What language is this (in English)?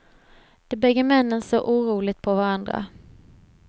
Swedish